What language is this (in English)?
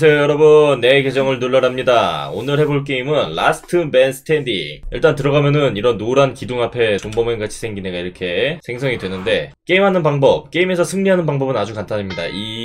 Korean